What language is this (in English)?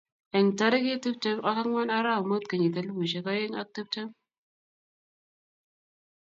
Kalenjin